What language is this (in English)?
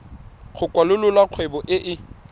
Tswana